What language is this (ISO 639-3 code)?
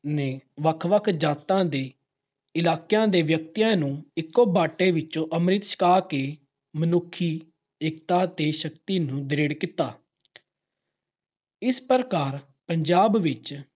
pan